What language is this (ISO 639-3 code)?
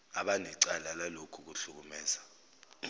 zul